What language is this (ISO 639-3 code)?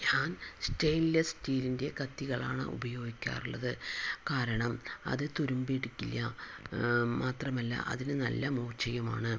mal